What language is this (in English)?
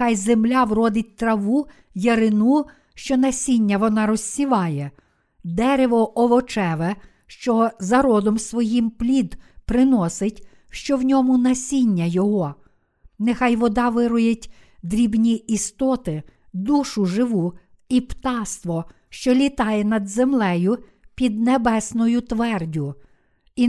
Ukrainian